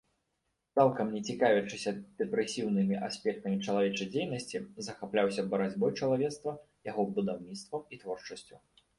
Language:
Belarusian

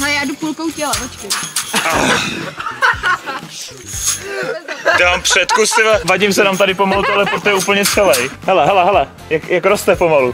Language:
Czech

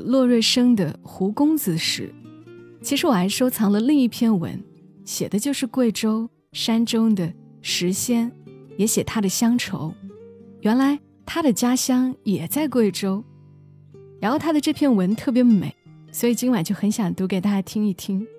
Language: Chinese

